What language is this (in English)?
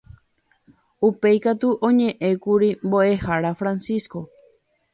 Guarani